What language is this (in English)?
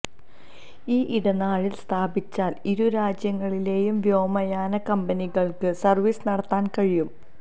Malayalam